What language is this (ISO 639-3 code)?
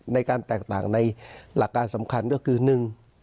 tha